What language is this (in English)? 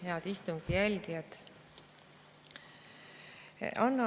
Estonian